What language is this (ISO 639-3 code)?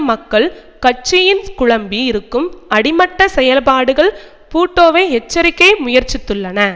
tam